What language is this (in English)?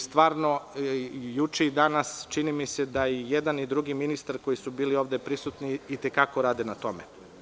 Serbian